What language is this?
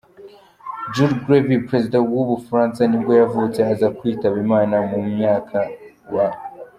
Kinyarwanda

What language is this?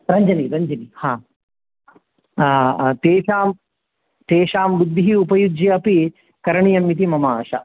Sanskrit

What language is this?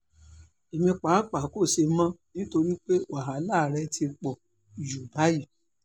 Yoruba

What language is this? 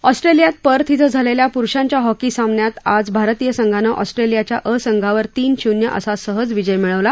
Marathi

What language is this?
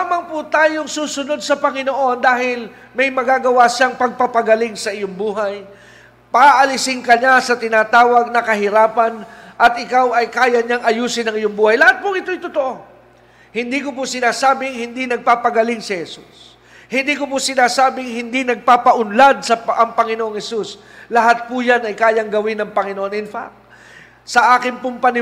Filipino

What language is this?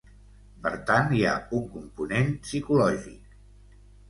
Catalan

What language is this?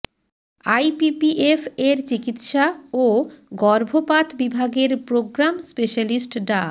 Bangla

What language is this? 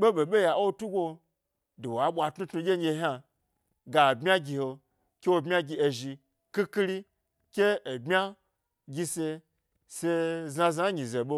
Gbari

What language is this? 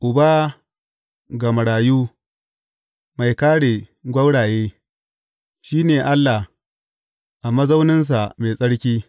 Hausa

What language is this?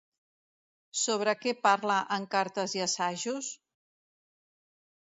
Catalan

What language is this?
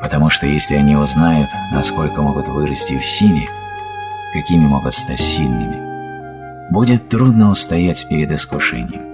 Russian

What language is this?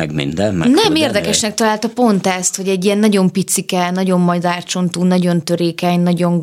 Hungarian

